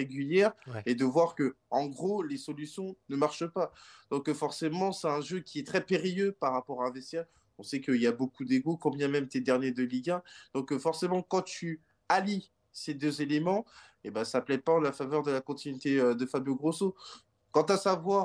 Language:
French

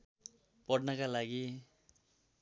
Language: Nepali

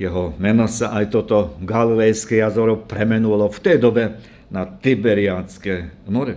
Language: Slovak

